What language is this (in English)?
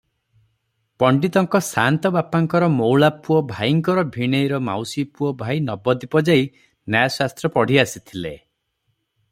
Odia